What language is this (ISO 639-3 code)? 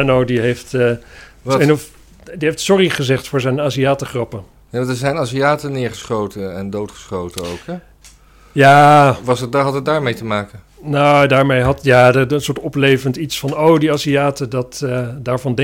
nld